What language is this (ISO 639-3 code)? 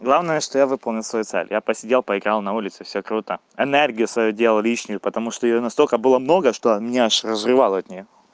rus